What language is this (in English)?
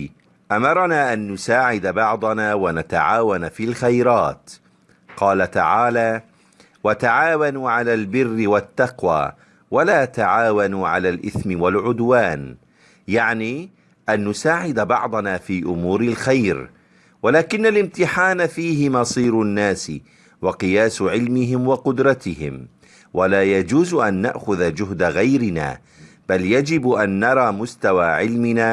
Arabic